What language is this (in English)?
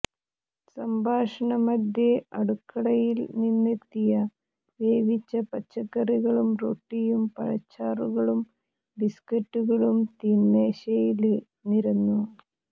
Malayalam